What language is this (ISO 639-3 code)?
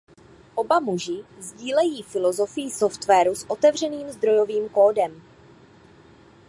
ces